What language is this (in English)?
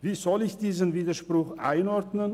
Swiss German